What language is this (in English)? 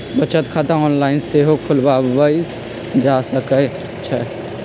Magahi